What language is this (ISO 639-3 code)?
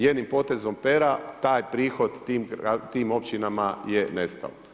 hrv